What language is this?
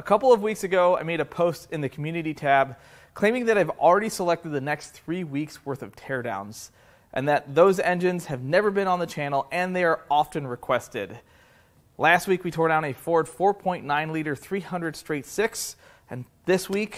English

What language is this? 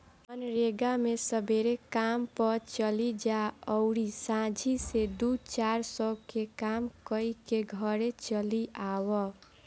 Bhojpuri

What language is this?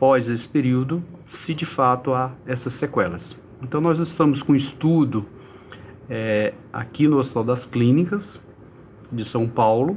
Portuguese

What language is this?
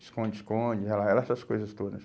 Portuguese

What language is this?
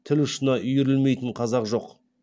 Kazakh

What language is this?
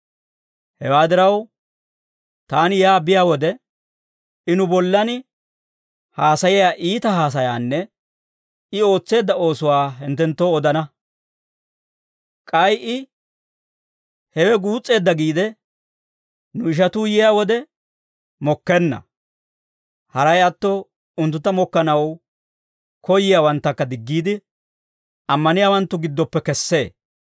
Dawro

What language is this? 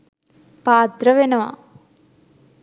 Sinhala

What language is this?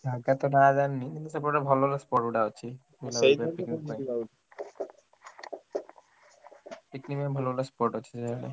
Odia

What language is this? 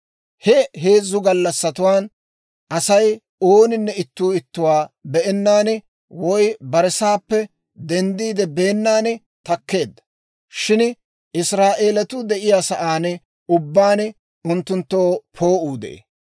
Dawro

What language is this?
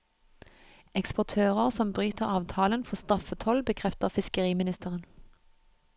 Norwegian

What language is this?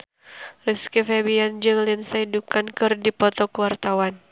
Sundanese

